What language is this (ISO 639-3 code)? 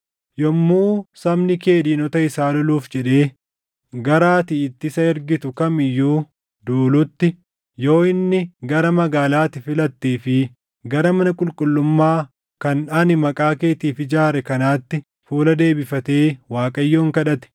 orm